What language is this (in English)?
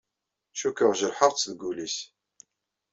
Kabyle